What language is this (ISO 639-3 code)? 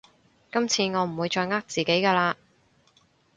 yue